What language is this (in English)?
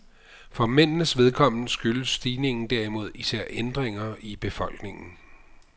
Danish